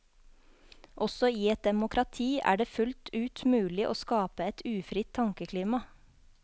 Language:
Norwegian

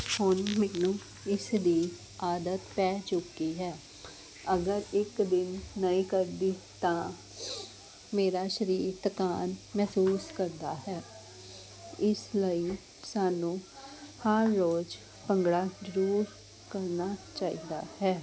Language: Punjabi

